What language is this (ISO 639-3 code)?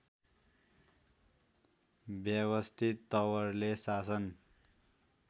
nep